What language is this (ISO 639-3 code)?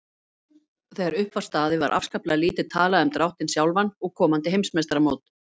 isl